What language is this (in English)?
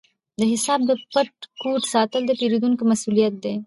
Pashto